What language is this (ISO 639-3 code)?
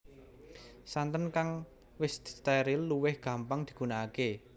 jav